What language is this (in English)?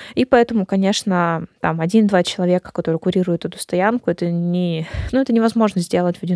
Russian